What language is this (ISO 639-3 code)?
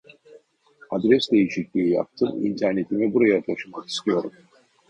tur